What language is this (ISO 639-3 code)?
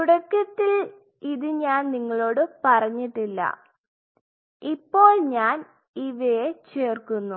mal